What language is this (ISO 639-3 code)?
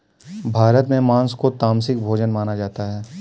hin